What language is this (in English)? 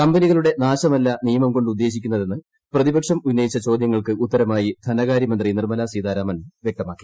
Malayalam